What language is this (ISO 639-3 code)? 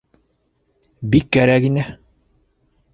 bak